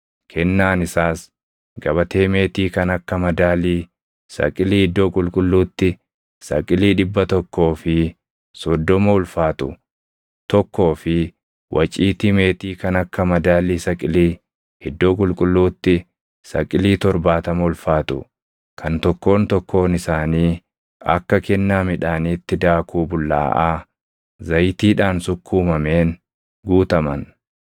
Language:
Oromo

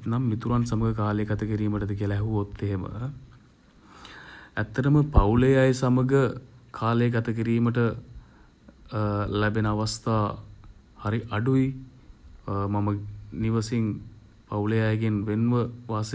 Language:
Sinhala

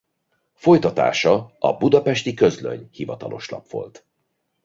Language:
Hungarian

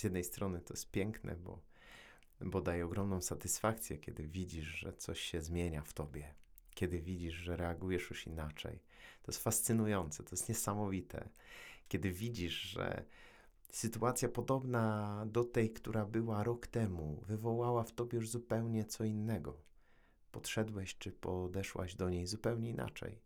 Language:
Polish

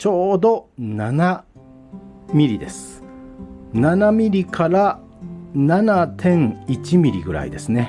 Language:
Japanese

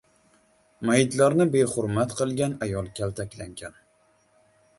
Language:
Uzbek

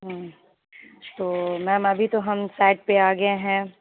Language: Urdu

